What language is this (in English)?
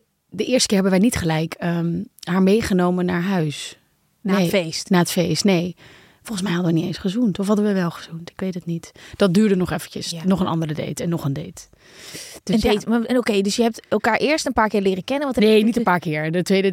Dutch